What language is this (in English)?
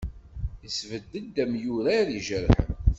Kabyle